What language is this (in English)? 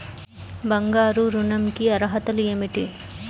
Telugu